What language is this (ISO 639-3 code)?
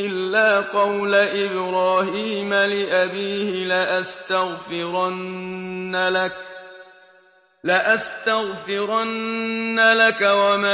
ara